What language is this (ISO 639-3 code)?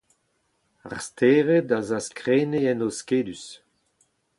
bre